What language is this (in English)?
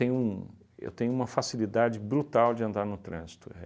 Portuguese